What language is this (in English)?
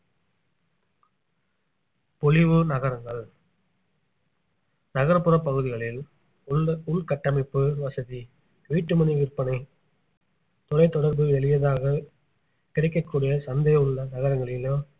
Tamil